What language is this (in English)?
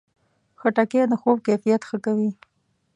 Pashto